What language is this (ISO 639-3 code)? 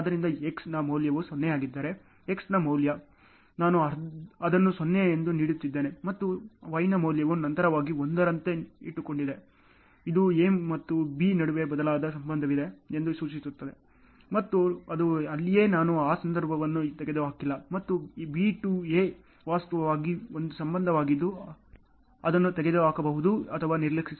kan